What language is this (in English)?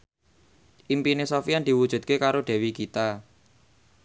Javanese